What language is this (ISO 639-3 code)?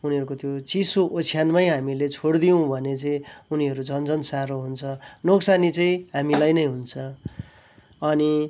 nep